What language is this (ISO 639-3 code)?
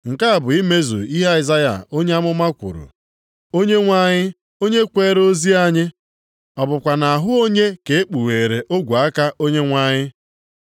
ibo